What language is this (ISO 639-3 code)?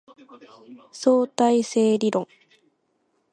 jpn